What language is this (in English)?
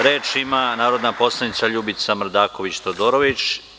Serbian